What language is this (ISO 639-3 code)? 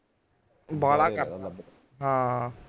pan